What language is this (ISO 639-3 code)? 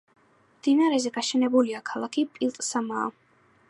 kat